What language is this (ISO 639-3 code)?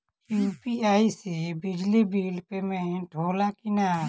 bho